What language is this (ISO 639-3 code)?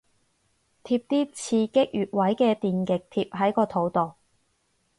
yue